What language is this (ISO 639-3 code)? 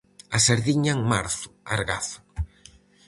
glg